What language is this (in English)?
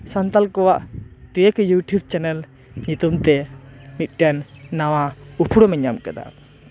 Santali